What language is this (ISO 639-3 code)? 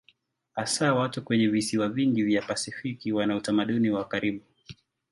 swa